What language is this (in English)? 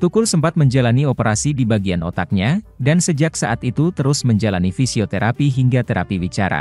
Indonesian